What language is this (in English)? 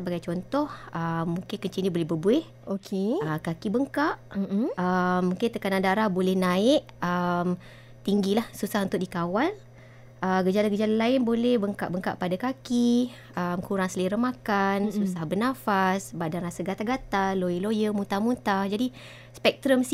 Malay